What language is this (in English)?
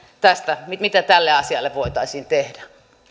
Finnish